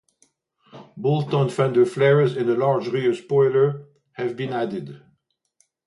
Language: English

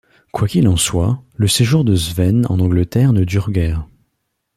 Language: French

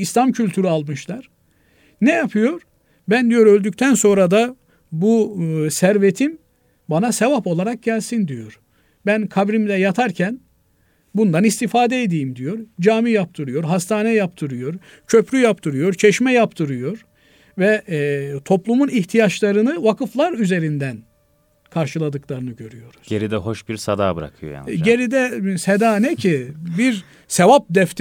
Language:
Turkish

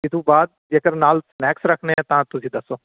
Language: Punjabi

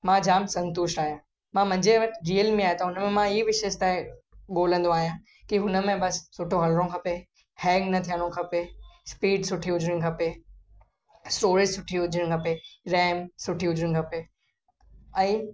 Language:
Sindhi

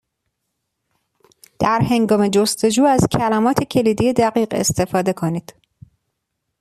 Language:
Persian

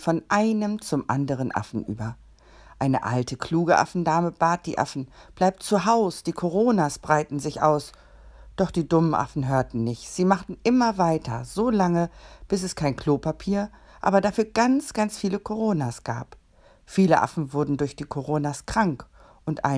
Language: German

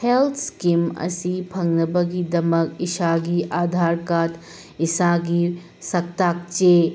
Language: Manipuri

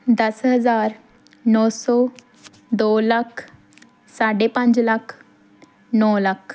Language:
Punjabi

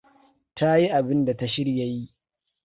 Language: Hausa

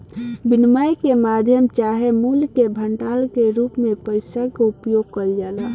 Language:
Bhojpuri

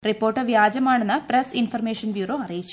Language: Malayalam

